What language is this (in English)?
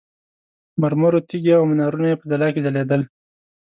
Pashto